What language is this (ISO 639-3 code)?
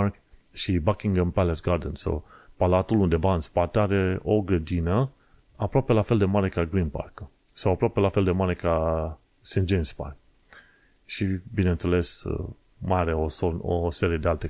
ron